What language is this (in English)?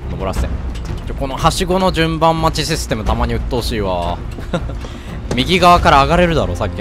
Japanese